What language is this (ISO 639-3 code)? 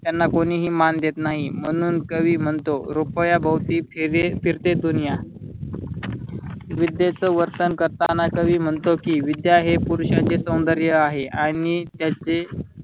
mar